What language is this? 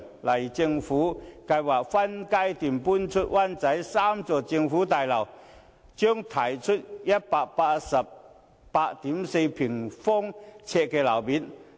Cantonese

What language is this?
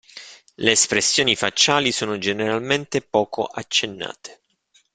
Italian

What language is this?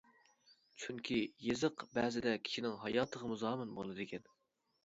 Uyghur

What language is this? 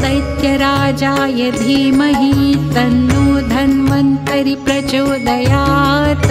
Marathi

